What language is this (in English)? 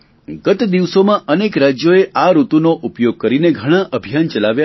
Gujarati